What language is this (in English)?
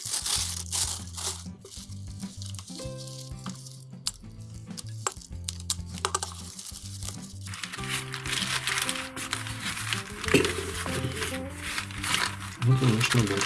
Russian